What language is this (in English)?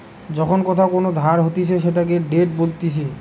Bangla